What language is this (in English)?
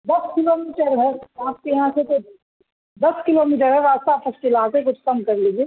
Urdu